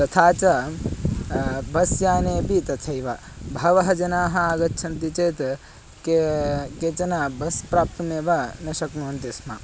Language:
Sanskrit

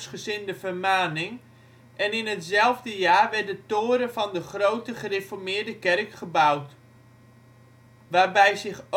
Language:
Dutch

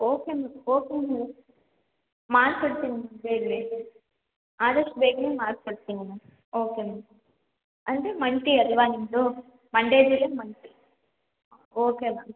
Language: Kannada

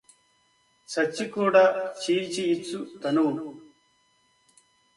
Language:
Telugu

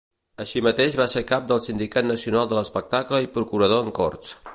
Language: Catalan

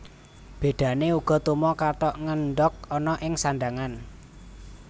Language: Javanese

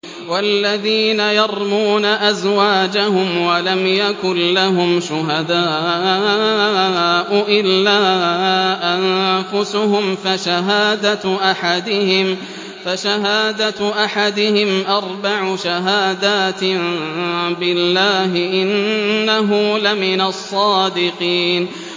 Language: Arabic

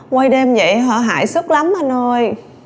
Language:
Vietnamese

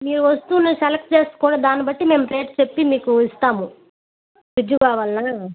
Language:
Telugu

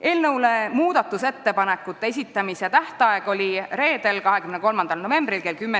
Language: Estonian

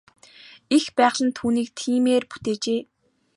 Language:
Mongolian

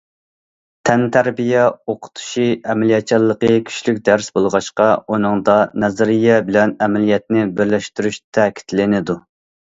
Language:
Uyghur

